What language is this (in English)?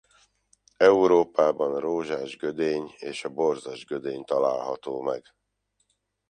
Hungarian